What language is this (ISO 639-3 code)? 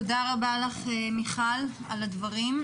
heb